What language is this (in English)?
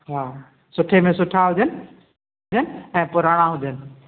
Sindhi